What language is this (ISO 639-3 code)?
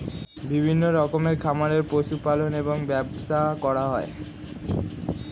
ben